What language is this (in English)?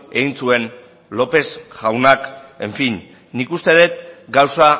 Basque